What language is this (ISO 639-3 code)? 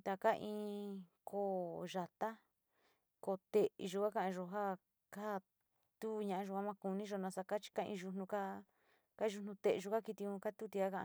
xti